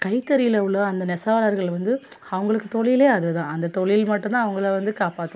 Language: Tamil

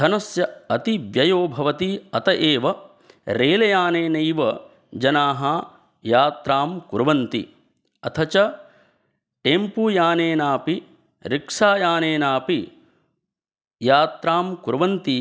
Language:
Sanskrit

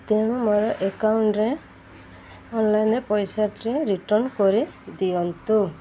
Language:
Odia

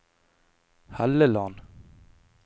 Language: Norwegian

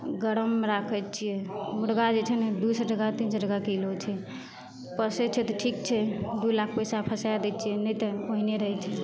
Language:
Maithili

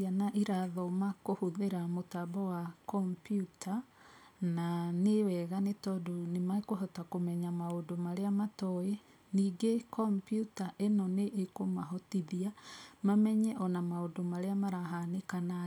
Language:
Kikuyu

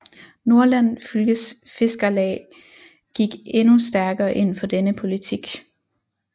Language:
Danish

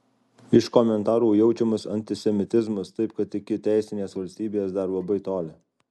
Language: Lithuanian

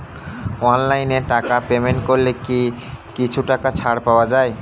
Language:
Bangla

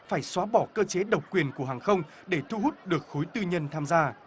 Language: Vietnamese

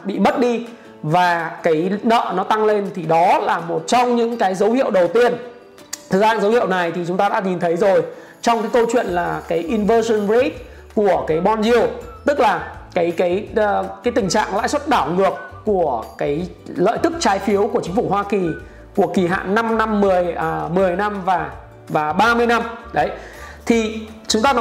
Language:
Vietnamese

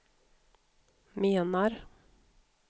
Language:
Swedish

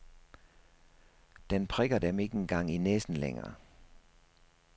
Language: Danish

